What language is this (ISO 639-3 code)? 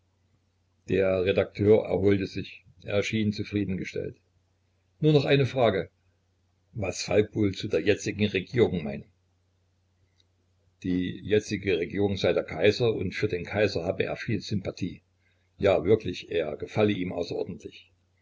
deu